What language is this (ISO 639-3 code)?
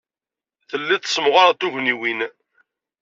kab